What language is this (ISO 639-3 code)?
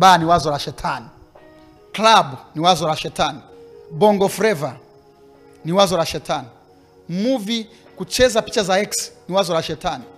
swa